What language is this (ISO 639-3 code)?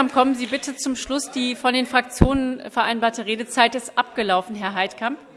deu